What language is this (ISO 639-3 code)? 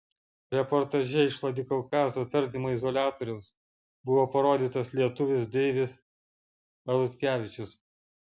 lit